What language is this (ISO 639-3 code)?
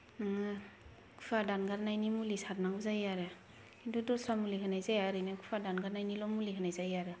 brx